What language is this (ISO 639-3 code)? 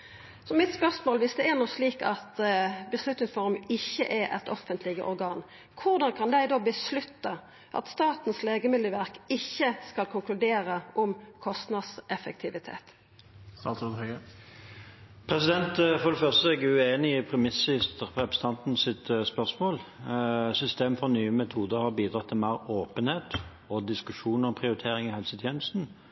nor